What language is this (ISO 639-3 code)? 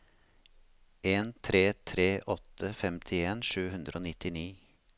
nor